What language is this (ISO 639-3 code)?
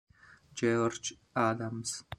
ita